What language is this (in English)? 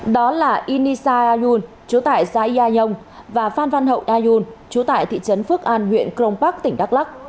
Vietnamese